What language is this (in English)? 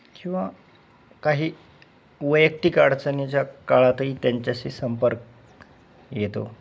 Marathi